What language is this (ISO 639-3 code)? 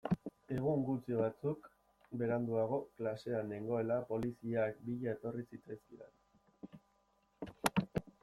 eus